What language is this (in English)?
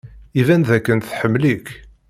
Kabyle